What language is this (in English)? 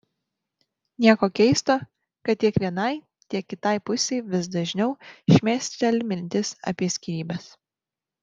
Lithuanian